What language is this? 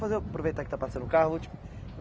Portuguese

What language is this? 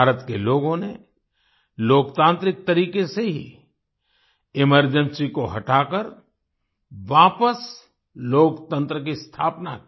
Hindi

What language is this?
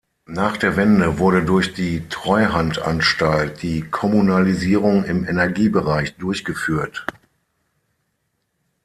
German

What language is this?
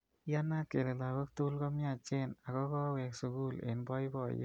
Kalenjin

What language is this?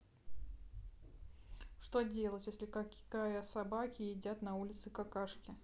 Russian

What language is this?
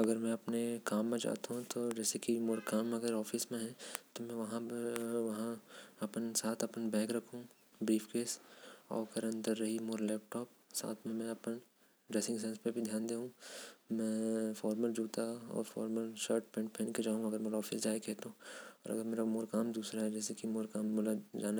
Korwa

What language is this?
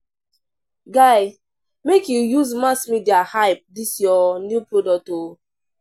Nigerian Pidgin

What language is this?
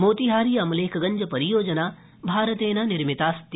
Sanskrit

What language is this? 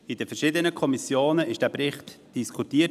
Swiss German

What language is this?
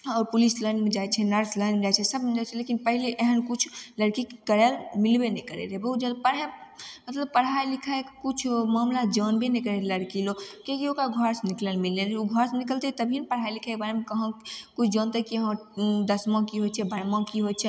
Maithili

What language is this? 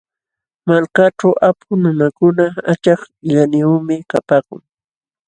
Jauja Wanca Quechua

